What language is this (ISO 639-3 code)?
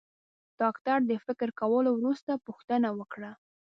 pus